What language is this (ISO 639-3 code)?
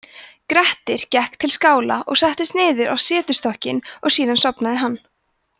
isl